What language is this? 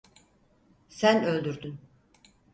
Turkish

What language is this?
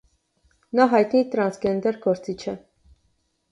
Armenian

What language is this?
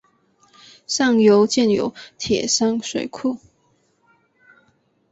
Chinese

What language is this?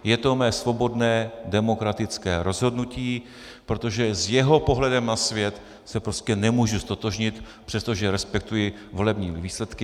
Czech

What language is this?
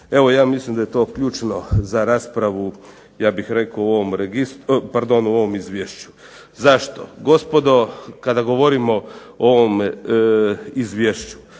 Croatian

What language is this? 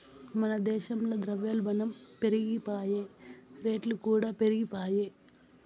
Telugu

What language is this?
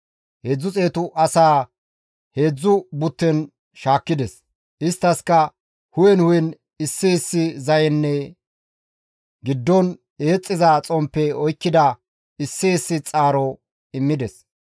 Gamo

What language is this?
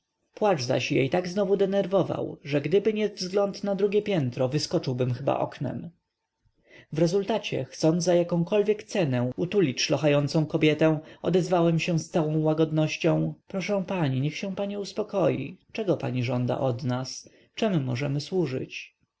Polish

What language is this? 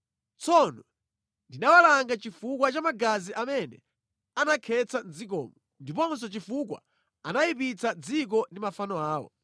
Nyanja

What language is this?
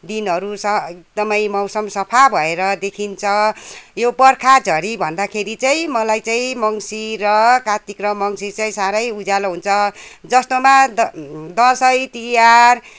Nepali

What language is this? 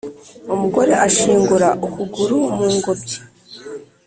Kinyarwanda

